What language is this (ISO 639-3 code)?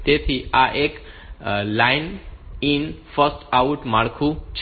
guj